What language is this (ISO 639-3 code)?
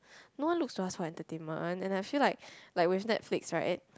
eng